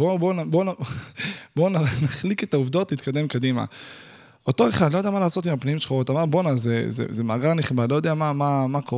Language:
Hebrew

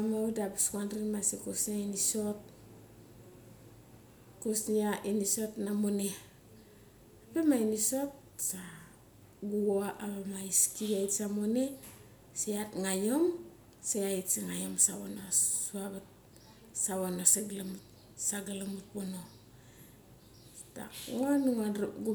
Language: Mali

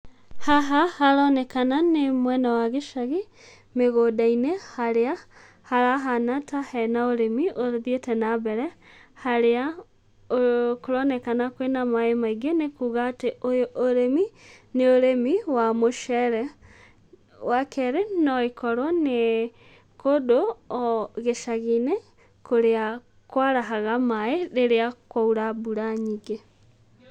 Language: Kikuyu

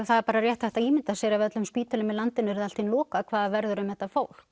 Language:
Icelandic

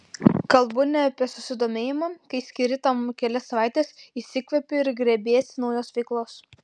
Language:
Lithuanian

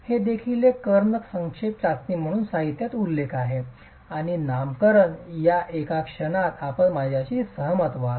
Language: Marathi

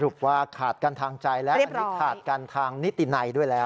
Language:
Thai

